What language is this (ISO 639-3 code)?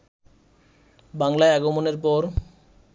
ben